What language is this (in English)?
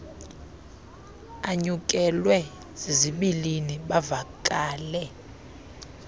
Xhosa